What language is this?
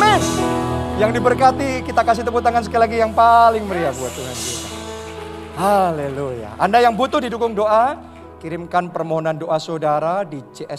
Indonesian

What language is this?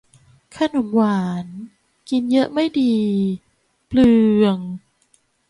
Thai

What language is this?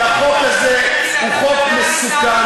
Hebrew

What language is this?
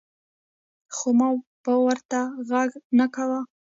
Pashto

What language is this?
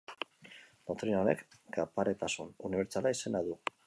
Basque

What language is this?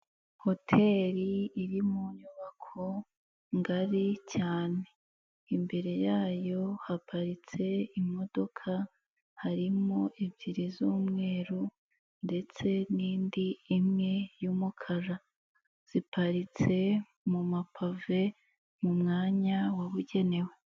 Kinyarwanda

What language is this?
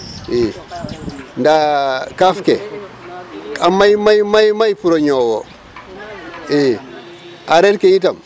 Serer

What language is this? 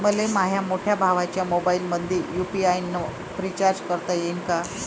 Marathi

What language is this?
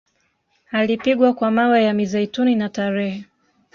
Swahili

